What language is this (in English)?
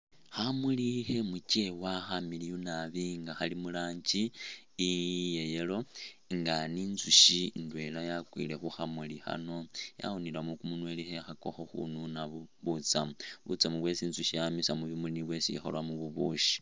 Masaaba